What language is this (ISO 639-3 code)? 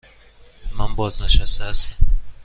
fas